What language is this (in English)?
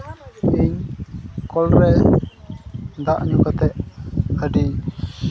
Santali